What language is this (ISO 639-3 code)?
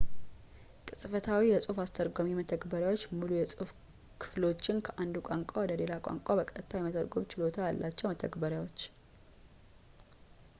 amh